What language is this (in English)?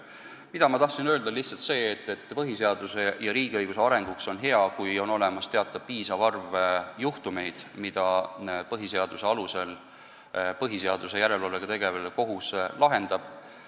Estonian